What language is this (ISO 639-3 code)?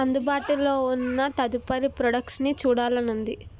tel